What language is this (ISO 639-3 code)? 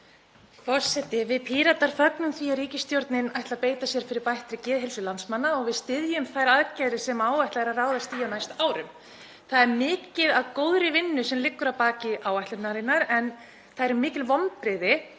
isl